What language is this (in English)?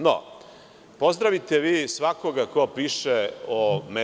Serbian